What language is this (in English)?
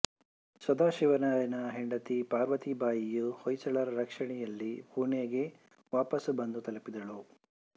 Kannada